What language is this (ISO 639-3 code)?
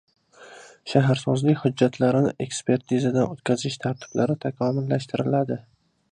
uzb